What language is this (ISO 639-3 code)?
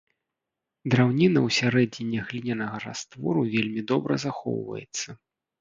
bel